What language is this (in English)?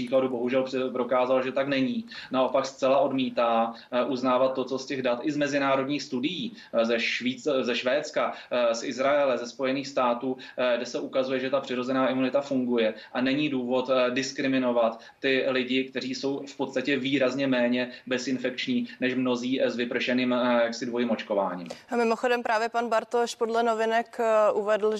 Czech